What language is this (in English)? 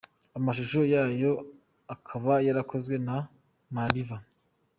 Kinyarwanda